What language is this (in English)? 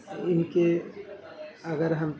Urdu